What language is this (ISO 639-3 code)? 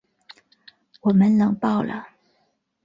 zho